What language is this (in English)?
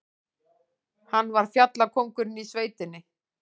Icelandic